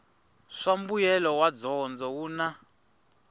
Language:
Tsonga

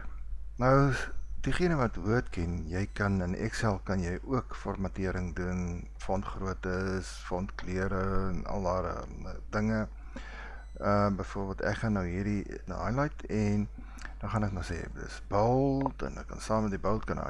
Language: Dutch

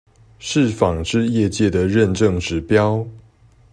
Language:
Chinese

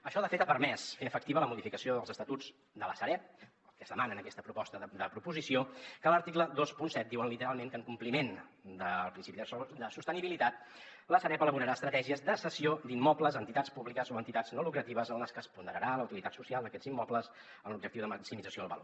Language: Catalan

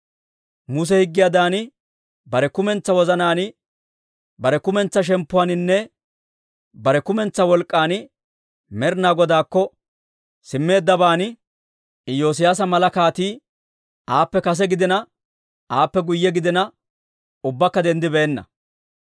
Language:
Dawro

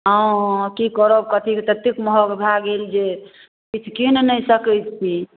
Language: Maithili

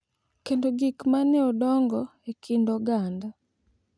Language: Luo (Kenya and Tanzania)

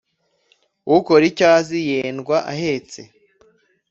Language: Kinyarwanda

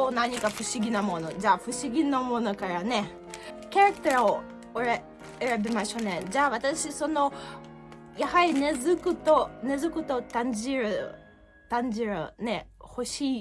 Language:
Japanese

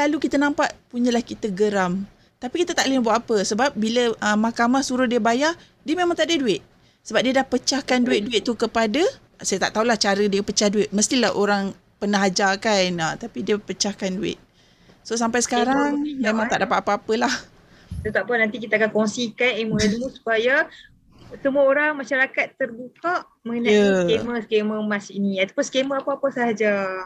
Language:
Malay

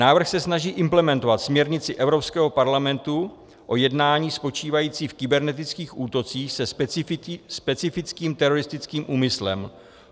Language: Czech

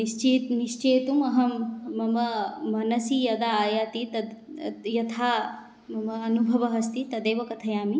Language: Sanskrit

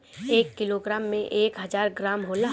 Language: Bhojpuri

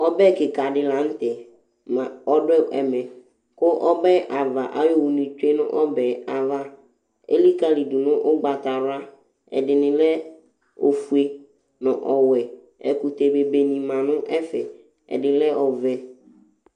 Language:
Ikposo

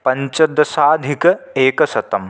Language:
Sanskrit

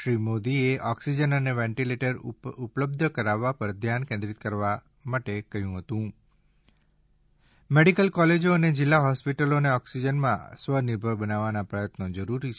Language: Gujarati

